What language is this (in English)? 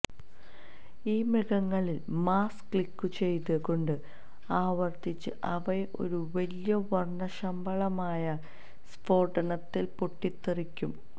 Malayalam